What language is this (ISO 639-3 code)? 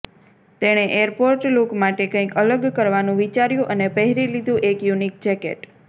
guj